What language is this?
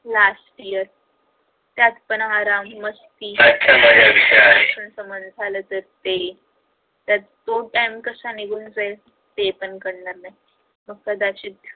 Marathi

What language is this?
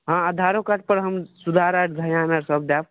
Maithili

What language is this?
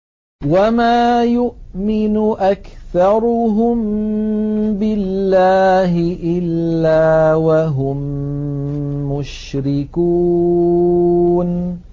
Arabic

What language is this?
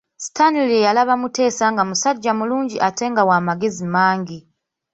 Ganda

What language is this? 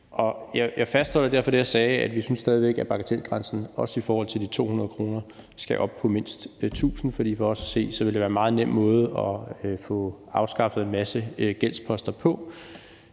Danish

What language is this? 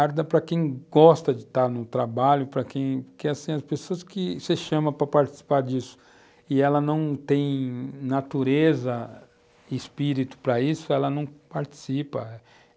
Portuguese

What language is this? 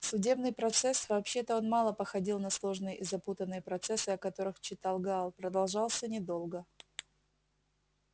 Russian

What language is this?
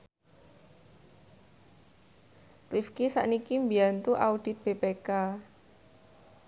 Javanese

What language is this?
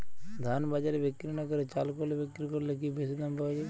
Bangla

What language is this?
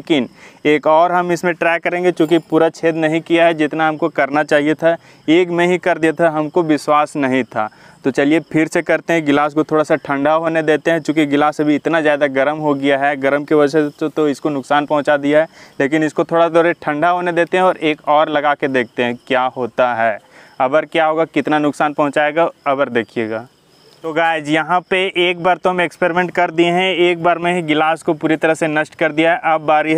Hindi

